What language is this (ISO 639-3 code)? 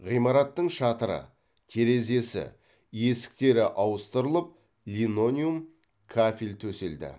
kaz